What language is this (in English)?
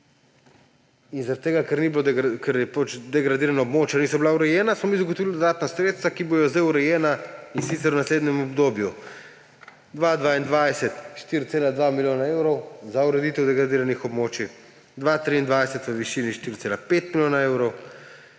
Slovenian